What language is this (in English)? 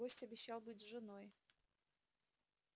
Russian